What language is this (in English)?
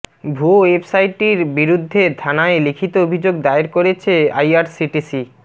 Bangla